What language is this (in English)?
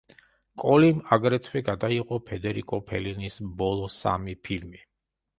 Georgian